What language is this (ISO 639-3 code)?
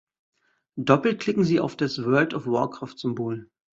deu